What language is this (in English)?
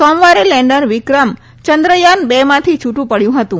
Gujarati